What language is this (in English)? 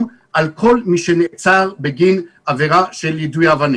Hebrew